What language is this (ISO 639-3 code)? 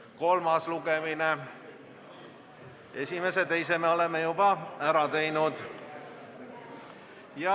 est